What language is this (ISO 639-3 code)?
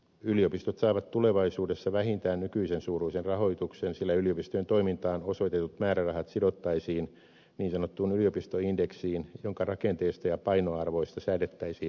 fin